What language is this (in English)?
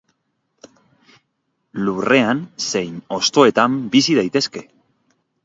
Basque